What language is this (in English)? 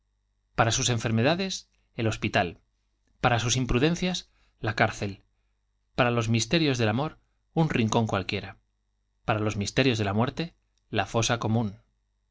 Spanish